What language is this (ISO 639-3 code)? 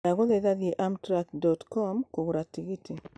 kik